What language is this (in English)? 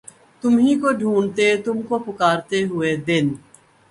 Urdu